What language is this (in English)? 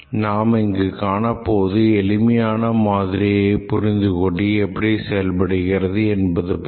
Tamil